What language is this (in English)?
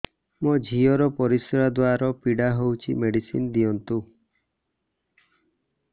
Odia